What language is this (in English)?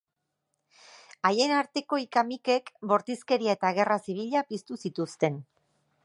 Basque